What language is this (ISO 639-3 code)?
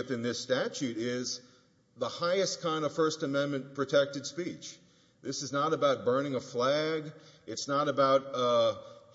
eng